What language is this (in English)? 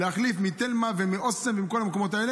Hebrew